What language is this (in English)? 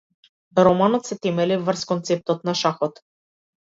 Macedonian